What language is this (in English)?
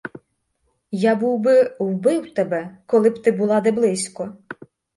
Ukrainian